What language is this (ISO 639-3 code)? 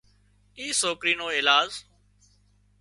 kxp